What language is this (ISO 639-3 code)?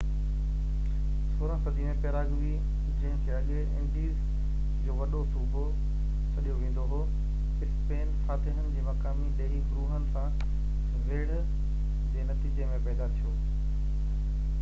snd